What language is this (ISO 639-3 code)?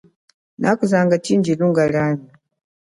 cjk